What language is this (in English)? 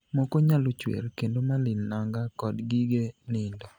Luo (Kenya and Tanzania)